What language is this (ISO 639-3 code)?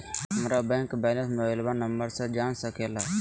mag